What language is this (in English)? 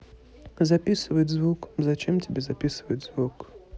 Russian